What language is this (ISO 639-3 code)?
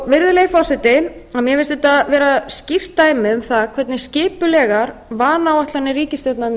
isl